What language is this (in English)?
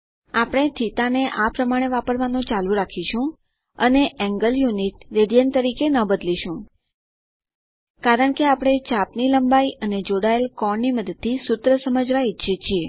Gujarati